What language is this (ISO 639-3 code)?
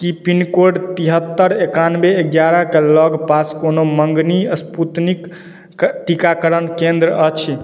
mai